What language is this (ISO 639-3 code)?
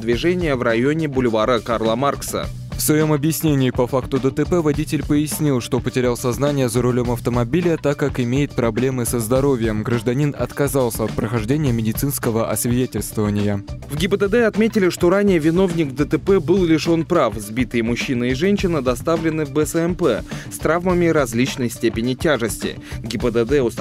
rus